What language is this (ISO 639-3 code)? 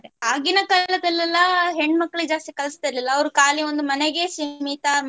kan